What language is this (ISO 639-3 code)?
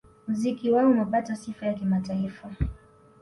swa